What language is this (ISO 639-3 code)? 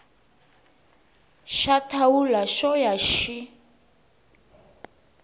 tso